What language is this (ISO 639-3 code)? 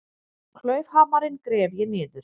isl